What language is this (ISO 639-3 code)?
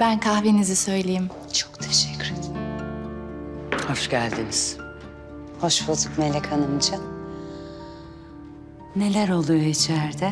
tur